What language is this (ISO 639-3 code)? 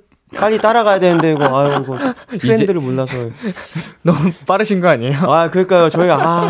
kor